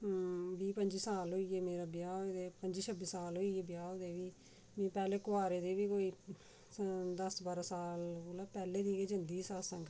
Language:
Dogri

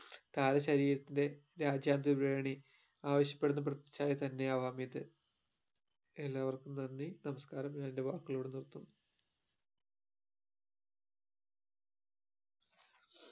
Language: Malayalam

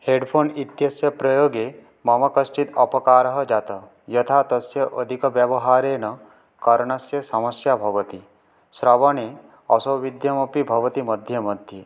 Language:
Sanskrit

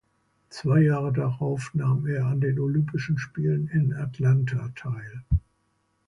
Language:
German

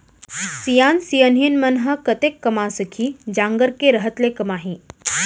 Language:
Chhattisgarhi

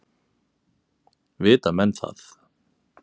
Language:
Icelandic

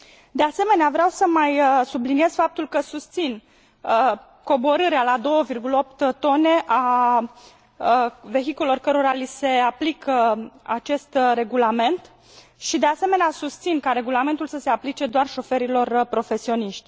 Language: Romanian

